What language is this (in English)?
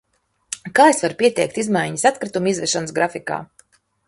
Latvian